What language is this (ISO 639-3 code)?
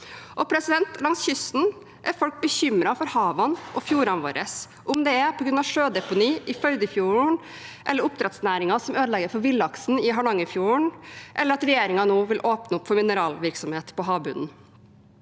nor